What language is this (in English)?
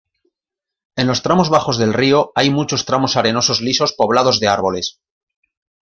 Spanish